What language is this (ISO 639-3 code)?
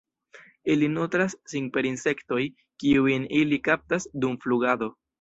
epo